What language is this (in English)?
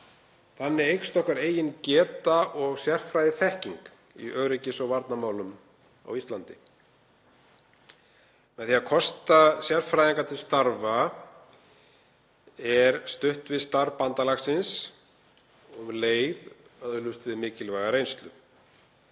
Icelandic